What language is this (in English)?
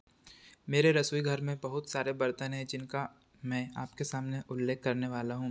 Hindi